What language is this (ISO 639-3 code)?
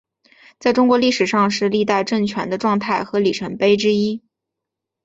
zho